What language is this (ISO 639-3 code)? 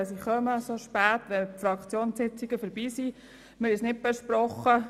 gsw